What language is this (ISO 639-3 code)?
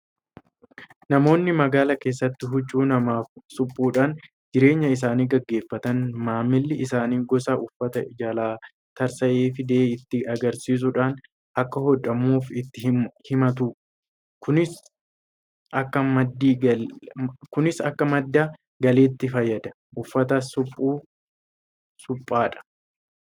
orm